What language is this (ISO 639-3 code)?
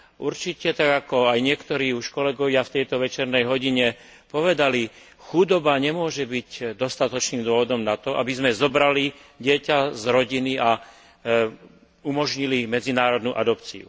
slk